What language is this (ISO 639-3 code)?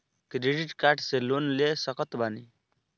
bho